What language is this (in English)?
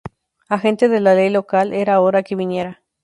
Spanish